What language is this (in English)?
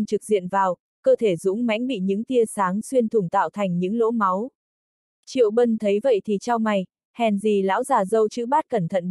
Vietnamese